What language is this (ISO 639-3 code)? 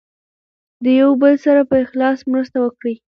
pus